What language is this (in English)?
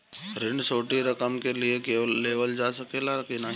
Bhojpuri